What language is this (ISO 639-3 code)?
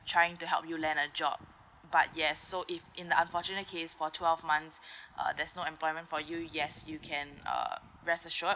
eng